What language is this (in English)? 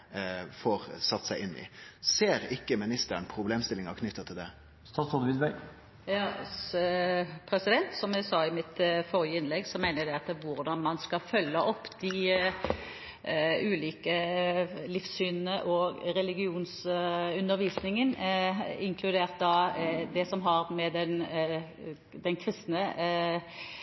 Norwegian